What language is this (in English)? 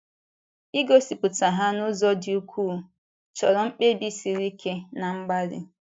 Igbo